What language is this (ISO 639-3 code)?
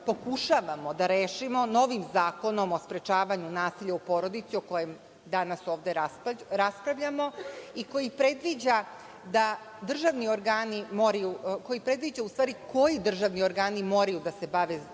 srp